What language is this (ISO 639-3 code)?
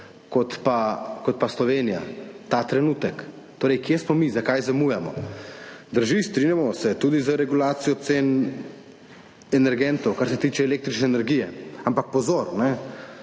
slv